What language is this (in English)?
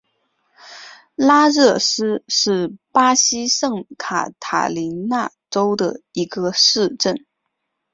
Chinese